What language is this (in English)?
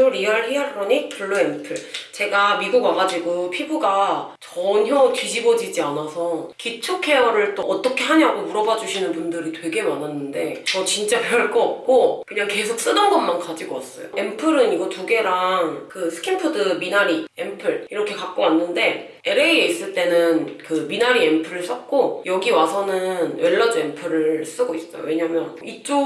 Korean